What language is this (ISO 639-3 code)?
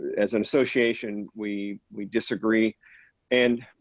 eng